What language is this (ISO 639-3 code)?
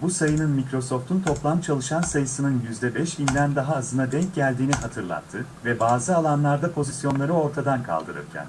tur